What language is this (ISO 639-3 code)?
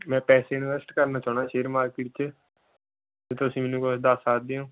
pan